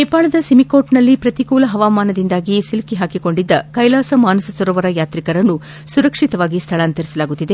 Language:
Kannada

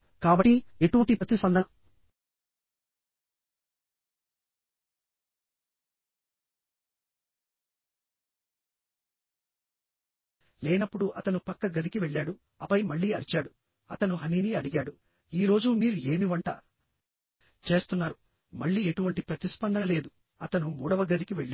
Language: Telugu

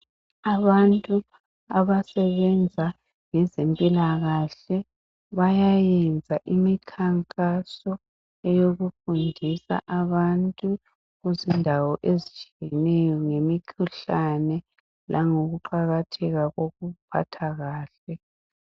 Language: North Ndebele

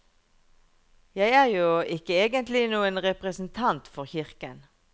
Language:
Norwegian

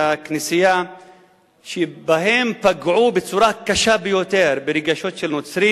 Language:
Hebrew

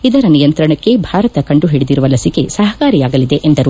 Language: Kannada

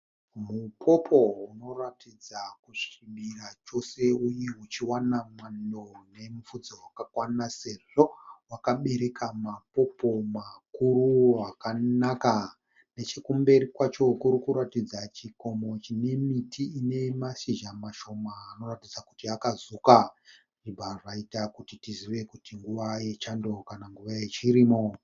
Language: Shona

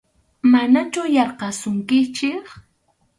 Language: Arequipa-La Unión Quechua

